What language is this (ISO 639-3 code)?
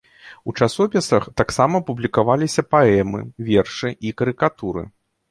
bel